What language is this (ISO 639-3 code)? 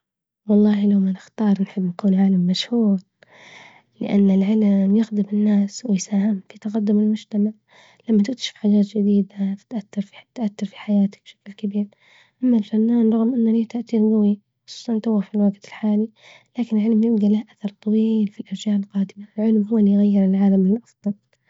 ayl